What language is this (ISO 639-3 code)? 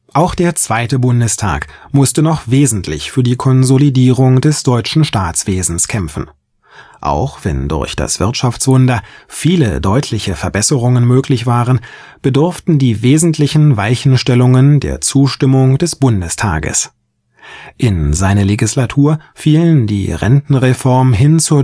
deu